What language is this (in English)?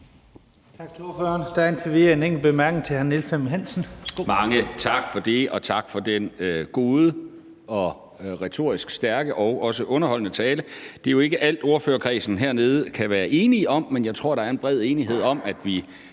Danish